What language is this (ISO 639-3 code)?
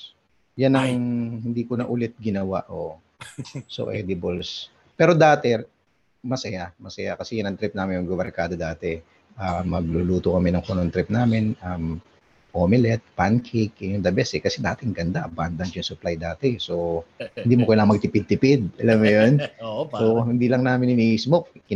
fil